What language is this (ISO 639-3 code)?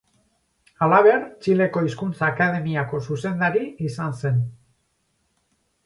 eus